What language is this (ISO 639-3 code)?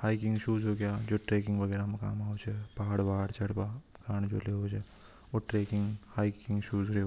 hoj